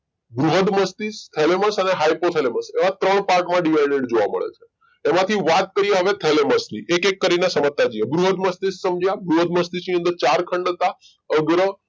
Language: Gujarati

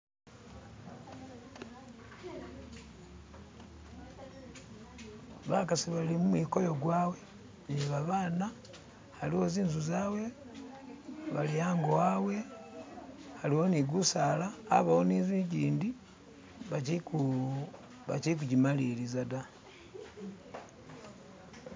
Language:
Masaaba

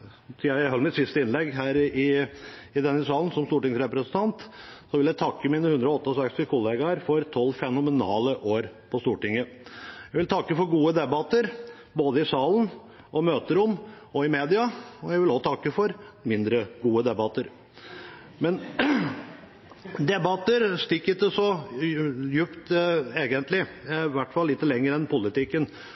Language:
Norwegian Bokmål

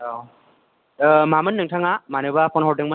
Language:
Bodo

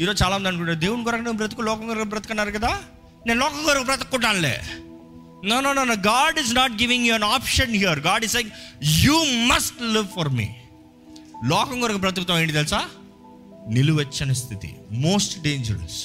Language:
Telugu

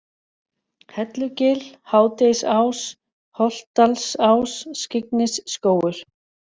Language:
Icelandic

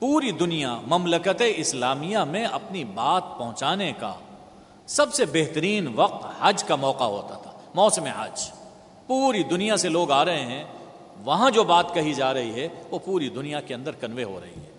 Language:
Urdu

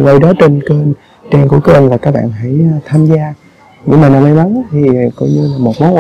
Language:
Vietnamese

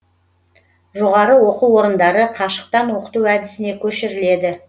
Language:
Kazakh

